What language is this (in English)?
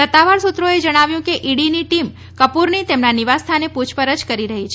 Gujarati